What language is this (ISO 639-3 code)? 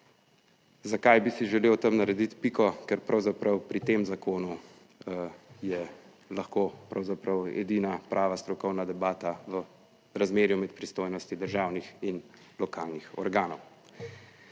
slv